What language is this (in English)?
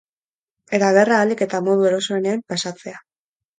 Basque